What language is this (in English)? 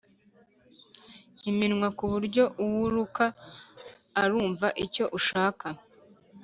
Kinyarwanda